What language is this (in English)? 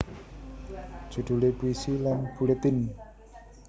Javanese